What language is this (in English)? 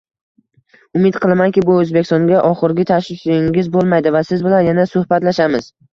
Uzbek